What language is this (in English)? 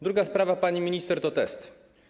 Polish